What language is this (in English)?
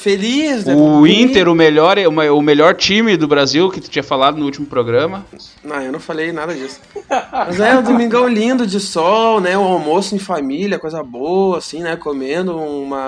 Portuguese